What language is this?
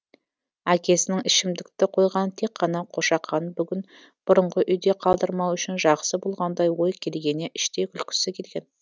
Kazakh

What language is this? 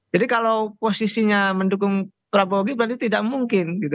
Indonesian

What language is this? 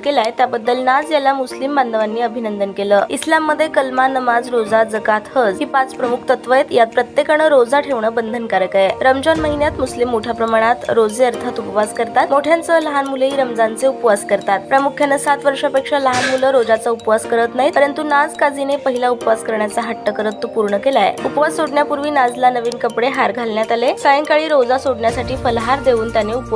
Marathi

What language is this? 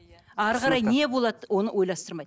Kazakh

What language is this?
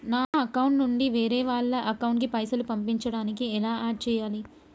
Telugu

